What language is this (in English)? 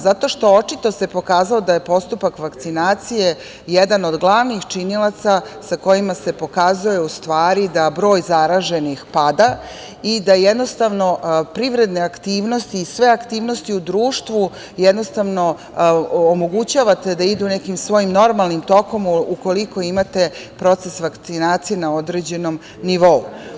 Serbian